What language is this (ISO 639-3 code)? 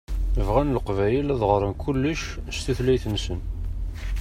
kab